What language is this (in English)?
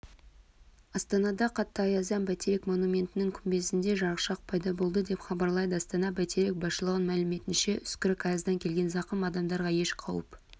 Kazakh